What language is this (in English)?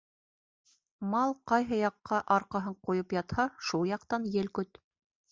Bashkir